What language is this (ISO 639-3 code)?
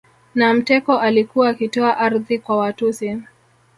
swa